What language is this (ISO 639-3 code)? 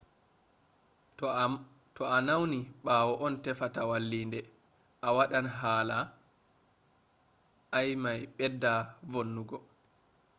ful